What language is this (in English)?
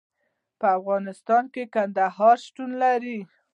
Pashto